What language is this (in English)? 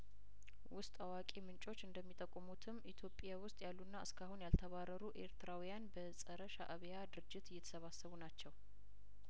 Amharic